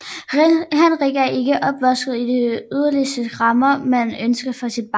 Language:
Danish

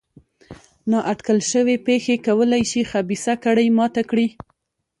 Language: Pashto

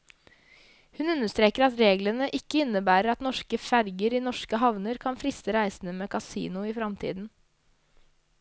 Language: Norwegian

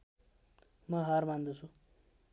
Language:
Nepali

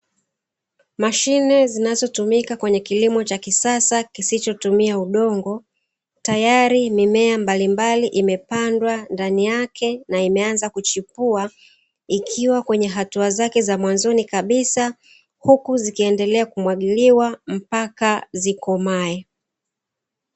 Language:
Swahili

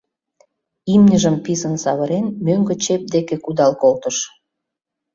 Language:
Mari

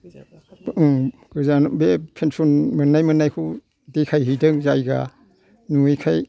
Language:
Bodo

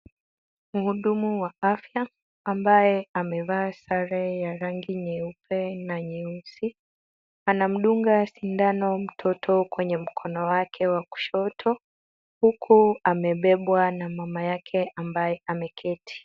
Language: Swahili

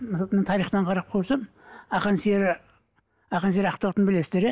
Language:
Kazakh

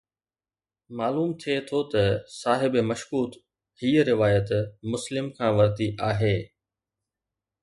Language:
Sindhi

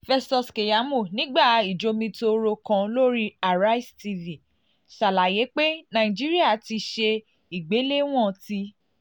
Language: Yoruba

